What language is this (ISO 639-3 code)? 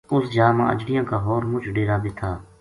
gju